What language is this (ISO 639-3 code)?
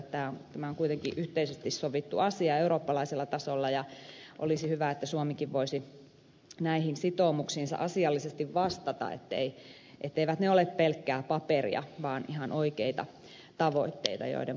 fin